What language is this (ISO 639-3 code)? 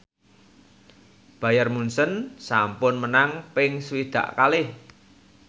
jav